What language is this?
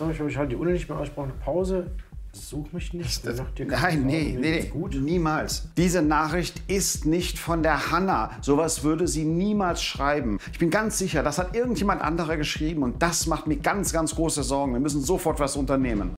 German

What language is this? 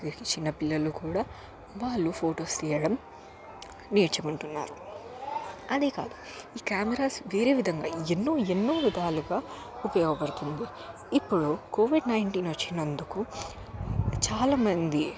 Telugu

